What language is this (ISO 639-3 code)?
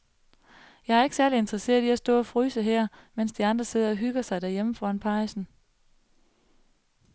dan